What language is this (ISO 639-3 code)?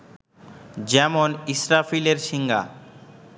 ben